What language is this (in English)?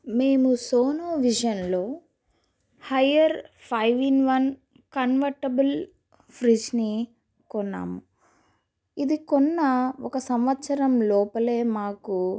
Telugu